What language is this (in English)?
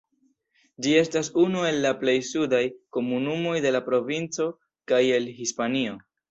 Esperanto